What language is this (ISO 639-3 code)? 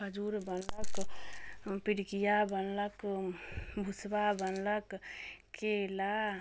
mai